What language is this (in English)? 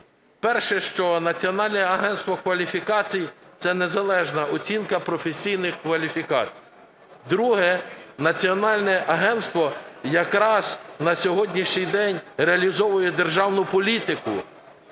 Ukrainian